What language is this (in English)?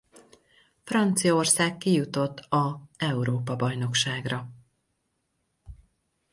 Hungarian